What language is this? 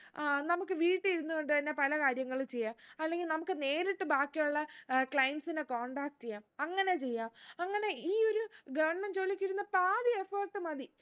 Malayalam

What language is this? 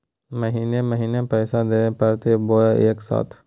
Magahi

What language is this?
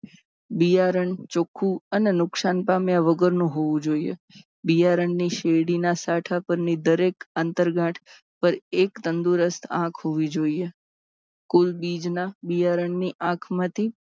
Gujarati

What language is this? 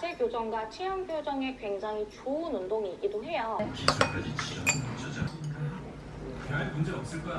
Korean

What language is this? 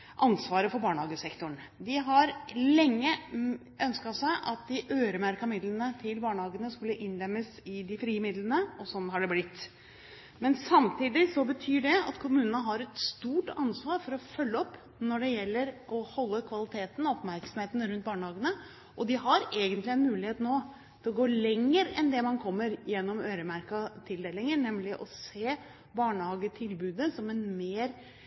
Norwegian Bokmål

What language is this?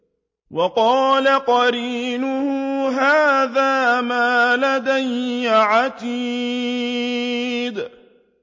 Arabic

